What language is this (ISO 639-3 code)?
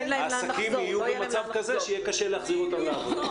heb